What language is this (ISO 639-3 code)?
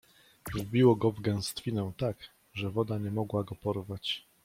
pol